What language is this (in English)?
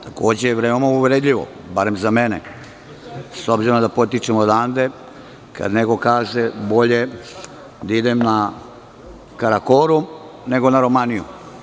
Serbian